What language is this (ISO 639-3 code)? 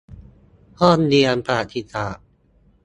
tha